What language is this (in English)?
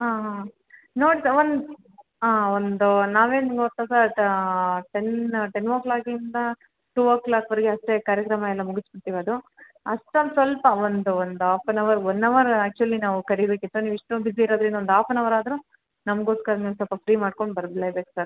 Kannada